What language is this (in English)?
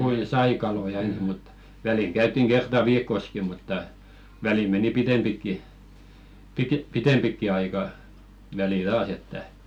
Finnish